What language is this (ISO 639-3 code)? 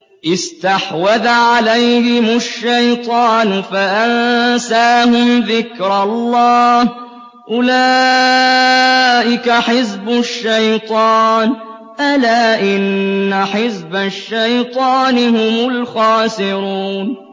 ara